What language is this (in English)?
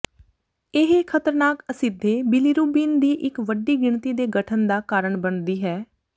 Punjabi